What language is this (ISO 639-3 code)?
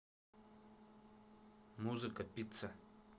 rus